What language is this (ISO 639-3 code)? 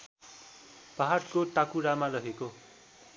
nep